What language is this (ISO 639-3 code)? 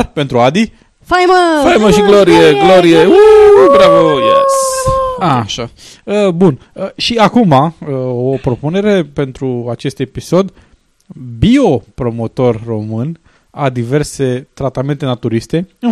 ron